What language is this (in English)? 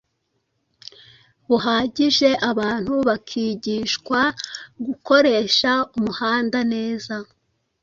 Kinyarwanda